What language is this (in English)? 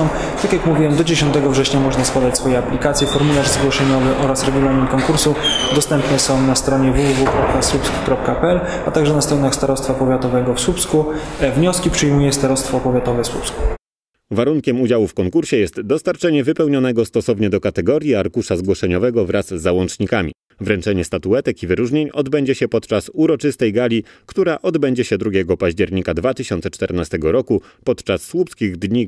Polish